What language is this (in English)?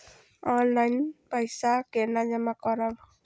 Maithili